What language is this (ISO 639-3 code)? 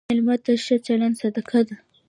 pus